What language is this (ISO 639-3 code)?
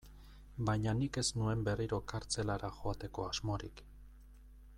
eus